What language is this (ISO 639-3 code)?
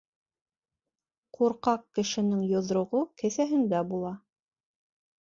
bak